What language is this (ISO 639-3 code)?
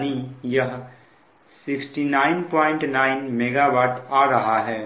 hin